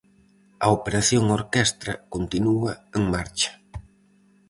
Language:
Galician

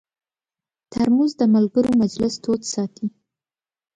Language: Pashto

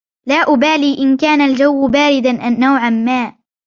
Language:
Arabic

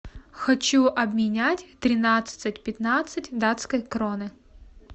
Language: Russian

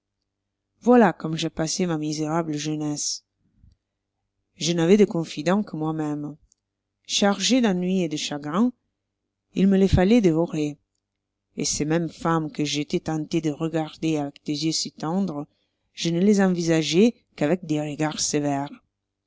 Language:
French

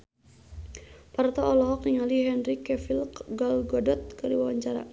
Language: Sundanese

